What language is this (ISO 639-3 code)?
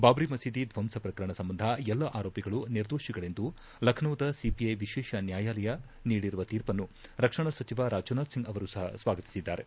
kan